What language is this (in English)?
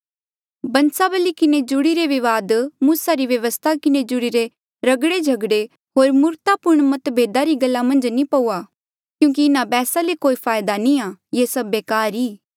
Mandeali